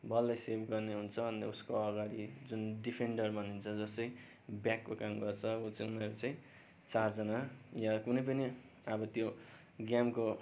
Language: Nepali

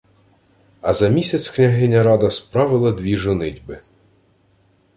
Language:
Ukrainian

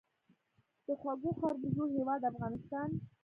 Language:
Pashto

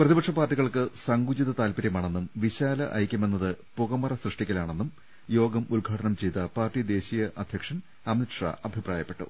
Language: Malayalam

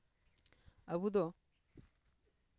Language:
Santali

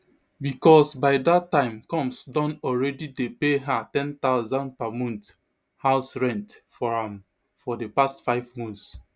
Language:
Nigerian Pidgin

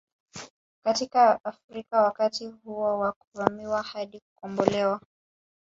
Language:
Swahili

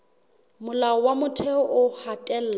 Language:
Southern Sotho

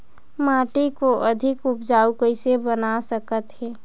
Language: Chhattisgarhi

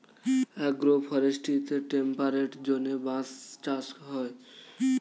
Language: Bangla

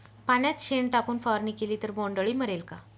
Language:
Marathi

